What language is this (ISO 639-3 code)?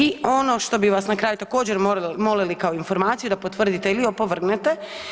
hrv